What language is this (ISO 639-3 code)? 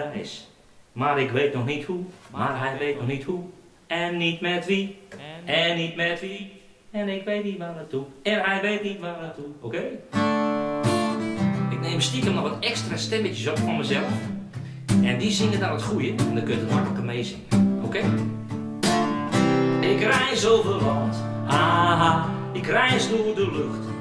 nld